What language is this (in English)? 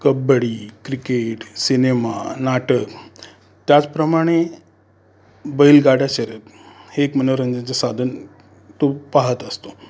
Marathi